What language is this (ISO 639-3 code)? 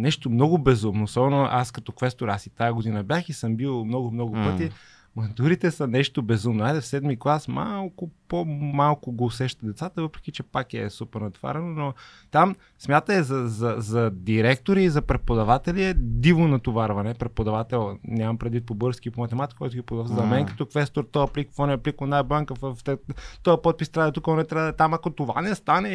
bul